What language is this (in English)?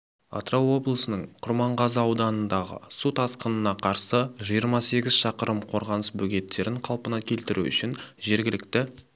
Kazakh